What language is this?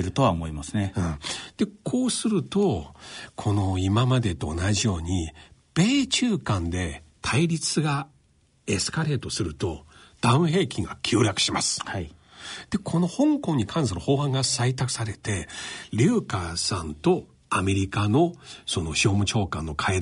Japanese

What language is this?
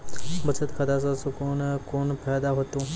Maithili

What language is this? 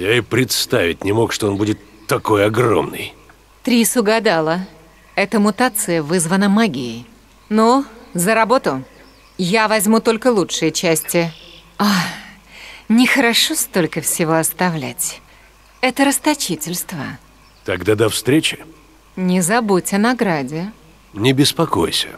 Russian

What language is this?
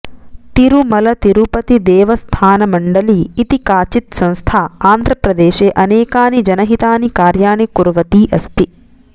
Sanskrit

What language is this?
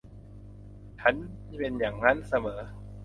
Thai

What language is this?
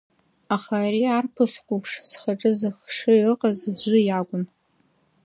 Abkhazian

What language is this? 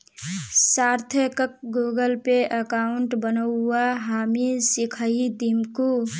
Magahi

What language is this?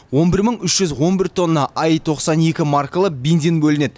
Kazakh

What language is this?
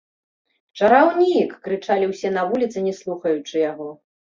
Belarusian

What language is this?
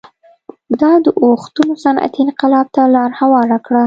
Pashto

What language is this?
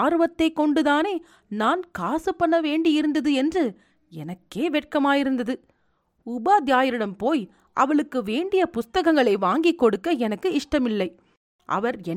Tamil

